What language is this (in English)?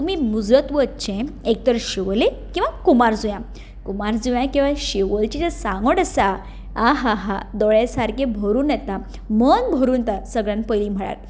Konkani